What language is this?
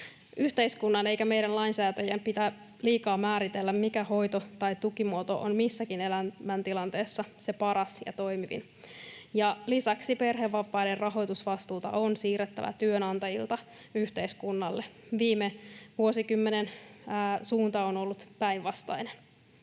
Finnish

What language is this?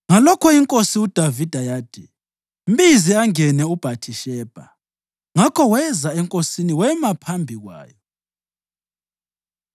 North Ndebele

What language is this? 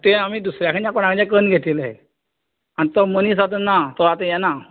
Konkani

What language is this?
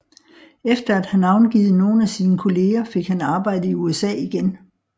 Danish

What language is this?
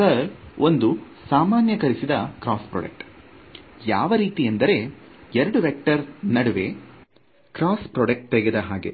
Kannada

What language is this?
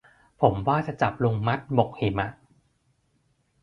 Thai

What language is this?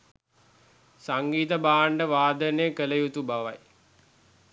Sinhala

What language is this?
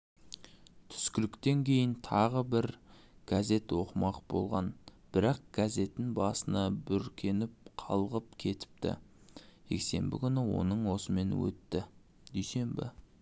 Kazakh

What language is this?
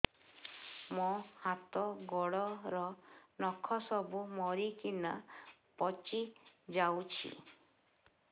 Odia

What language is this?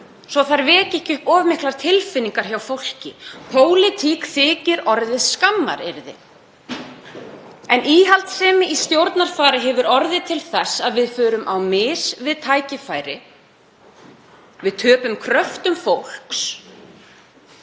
Icelandic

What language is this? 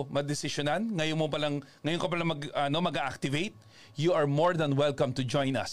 Filipino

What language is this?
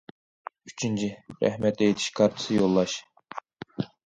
Uyghur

